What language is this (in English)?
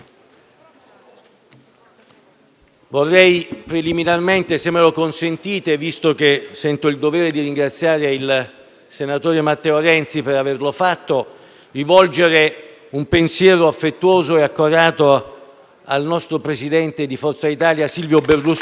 Italian